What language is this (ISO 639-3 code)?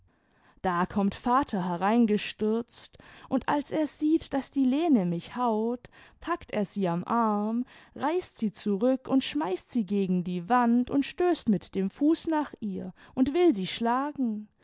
deu